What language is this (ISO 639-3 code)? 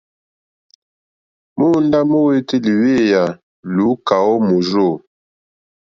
bri